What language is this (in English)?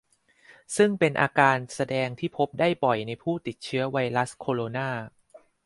Thai